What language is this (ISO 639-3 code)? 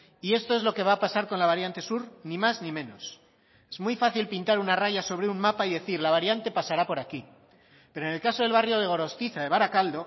spa